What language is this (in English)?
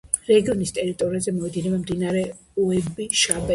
Georgian